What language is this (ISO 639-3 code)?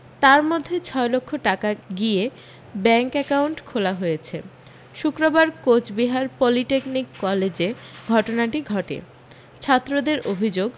ben